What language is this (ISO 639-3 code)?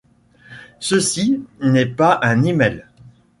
fra